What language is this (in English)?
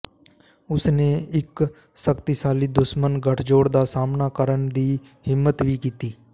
Punjabi